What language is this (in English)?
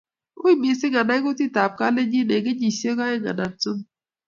Kalenjin